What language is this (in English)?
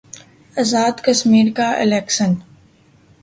Urdu